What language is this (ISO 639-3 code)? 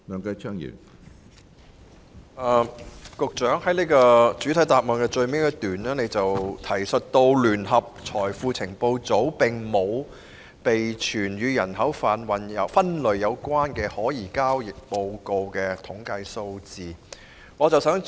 yue